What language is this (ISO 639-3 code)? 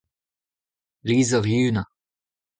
bre